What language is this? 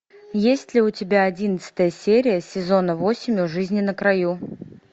Russian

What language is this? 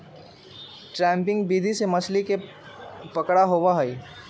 Magahi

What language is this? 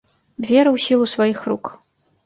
Belarusian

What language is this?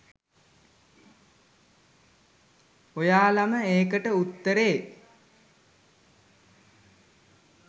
Sinhala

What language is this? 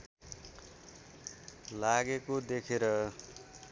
Nepali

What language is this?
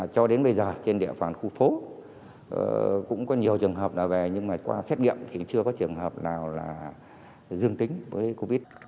Vietnamese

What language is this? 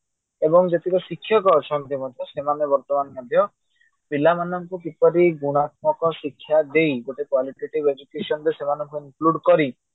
Odia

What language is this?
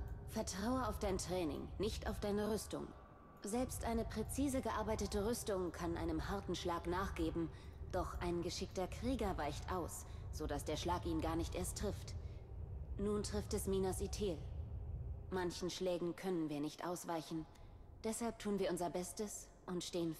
German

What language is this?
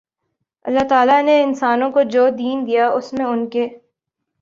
Urdu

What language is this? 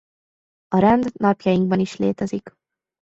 Hungarian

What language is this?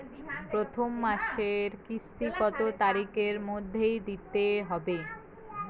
Bangla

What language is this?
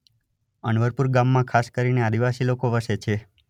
Gujarati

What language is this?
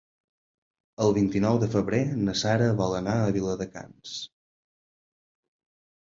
Catalan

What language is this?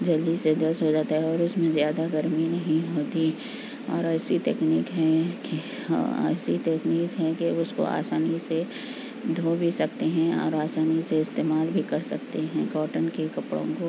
Urdu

